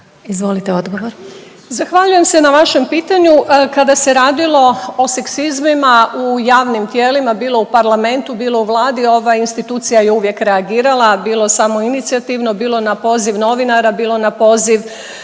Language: Croatian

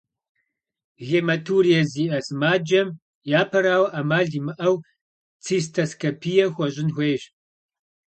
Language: Kabardian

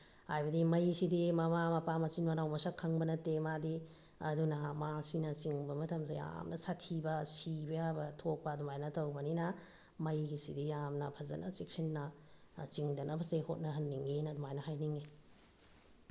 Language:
Manipuri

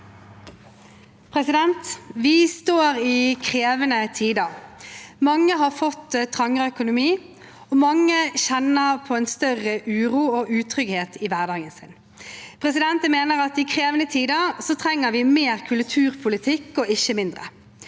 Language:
Norwegian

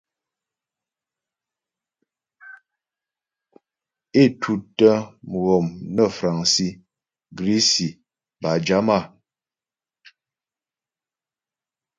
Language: Ghomala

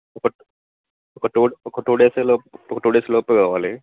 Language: Telugu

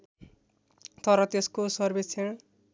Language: Nepali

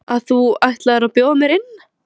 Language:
Icelandic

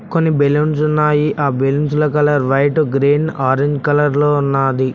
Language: Telugu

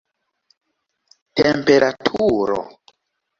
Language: Esperanto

